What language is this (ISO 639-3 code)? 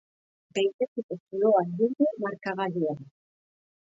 eus